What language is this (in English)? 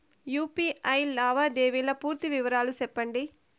Telugu